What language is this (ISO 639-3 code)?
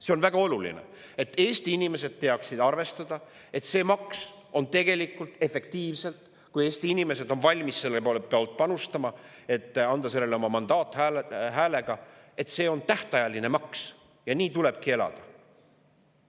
est